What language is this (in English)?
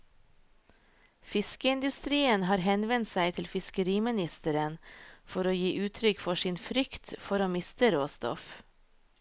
Norwegian